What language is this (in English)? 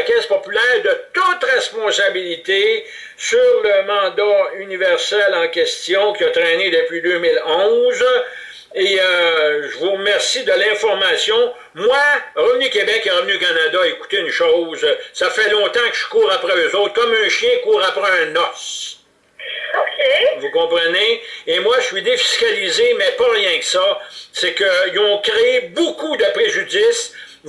French